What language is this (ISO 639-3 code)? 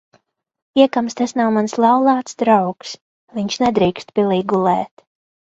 lav